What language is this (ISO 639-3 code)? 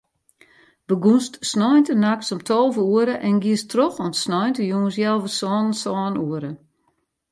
fry